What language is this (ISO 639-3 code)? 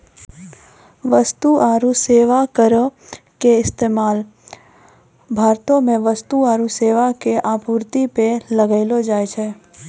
mai